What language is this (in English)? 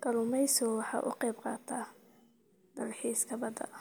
Somali